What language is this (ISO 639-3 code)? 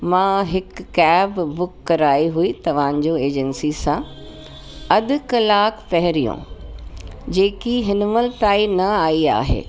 snd